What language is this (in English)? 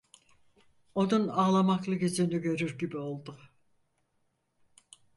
Turkish